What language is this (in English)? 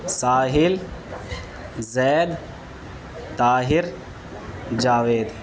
Urdu